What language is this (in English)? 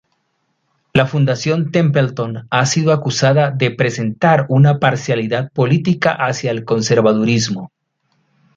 Spanish